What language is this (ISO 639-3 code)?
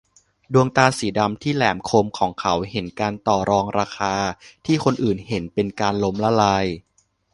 tha